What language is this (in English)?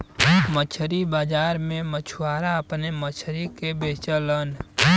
Bhojpuri